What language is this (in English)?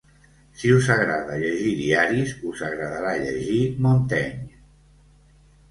Catalan